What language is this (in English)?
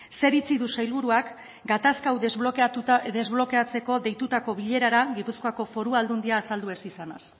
Basque